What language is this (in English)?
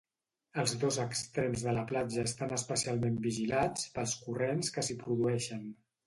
Catalan